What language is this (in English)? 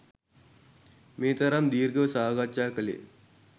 Sinhala